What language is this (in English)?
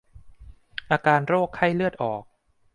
Thai